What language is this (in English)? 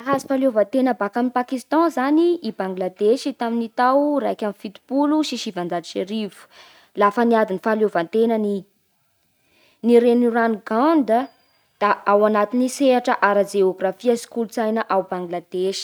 Bara Malagasy